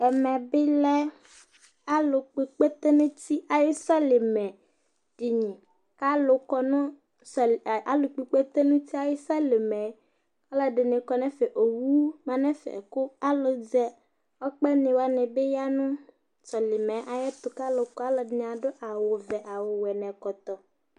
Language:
Ikposo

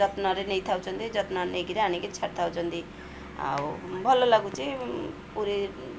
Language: Odia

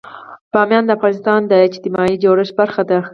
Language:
Pashto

